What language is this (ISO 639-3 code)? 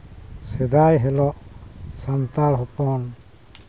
sat